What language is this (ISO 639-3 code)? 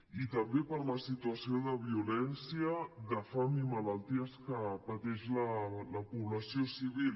cat